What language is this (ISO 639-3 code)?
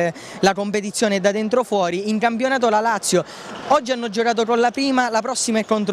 ita